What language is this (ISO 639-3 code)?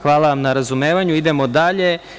srp